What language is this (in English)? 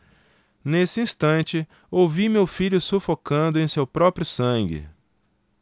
Portuguese